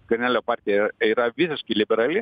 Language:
Lithuanian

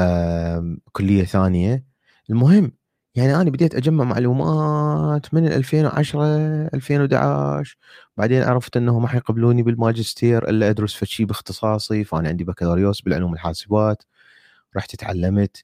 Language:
Arabic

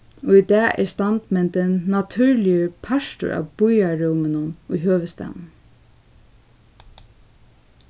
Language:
Faroese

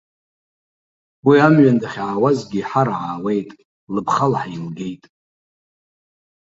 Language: Abkhazian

